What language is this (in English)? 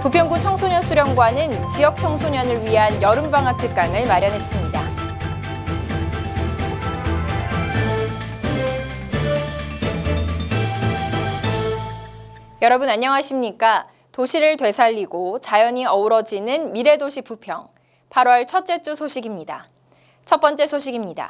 Korean